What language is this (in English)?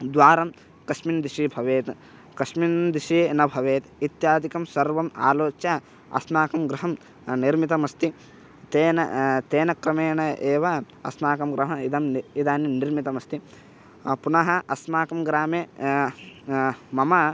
Sanskrit